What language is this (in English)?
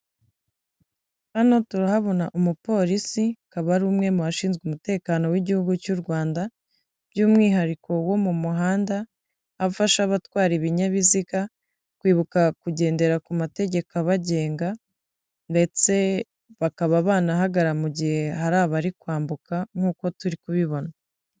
Kinyarwanda